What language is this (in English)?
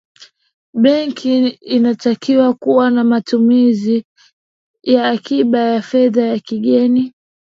Swahili